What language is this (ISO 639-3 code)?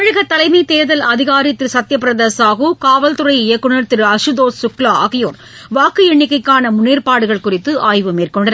tam